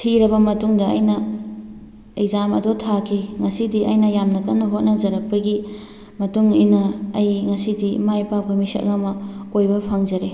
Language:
Manipuri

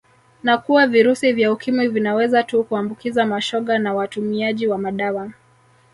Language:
Swahili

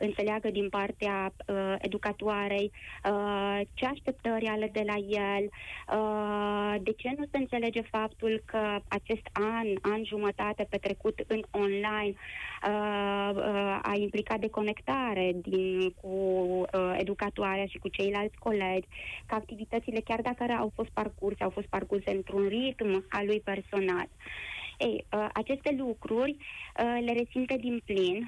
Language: Romanian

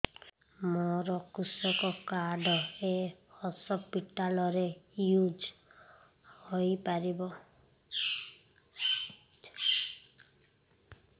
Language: Odia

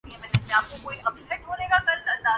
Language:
Urdu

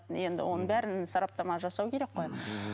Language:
Kazakh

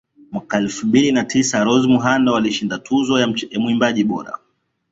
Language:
Swahili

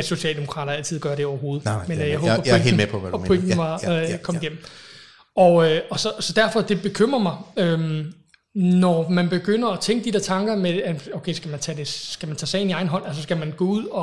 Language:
Danish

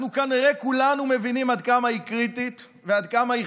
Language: Hebrew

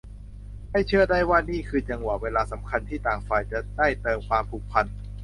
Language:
Thai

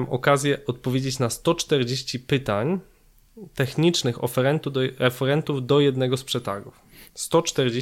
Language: Polish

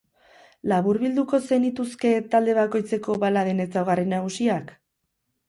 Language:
Basque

